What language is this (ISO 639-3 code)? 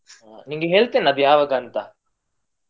kan